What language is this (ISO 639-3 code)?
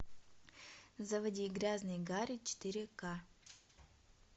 rus